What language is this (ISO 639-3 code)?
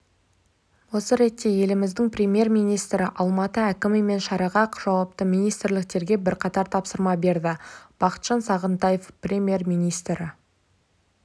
kaz